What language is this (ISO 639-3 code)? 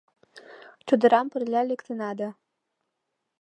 chm